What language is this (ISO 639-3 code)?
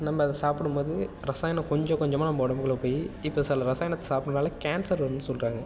tam